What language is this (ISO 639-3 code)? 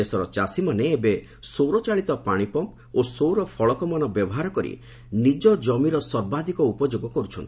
ori